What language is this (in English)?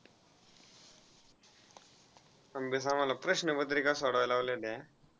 Marathi